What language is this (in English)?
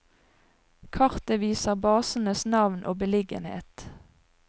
Norwegian